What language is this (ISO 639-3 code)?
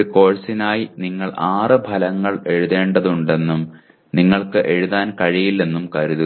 mal